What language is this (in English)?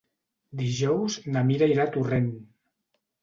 Catalan